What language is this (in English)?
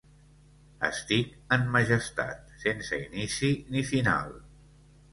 Catalan